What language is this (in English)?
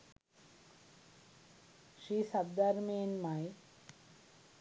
Sinhala